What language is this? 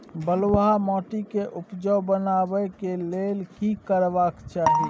Maithili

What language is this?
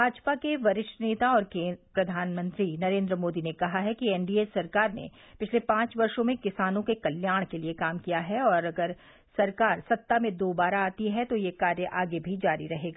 Hindi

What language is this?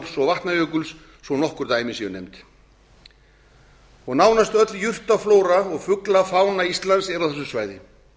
Icelandic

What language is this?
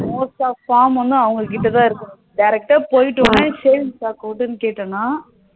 Tamil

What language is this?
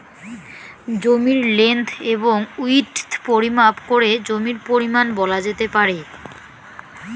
Bangla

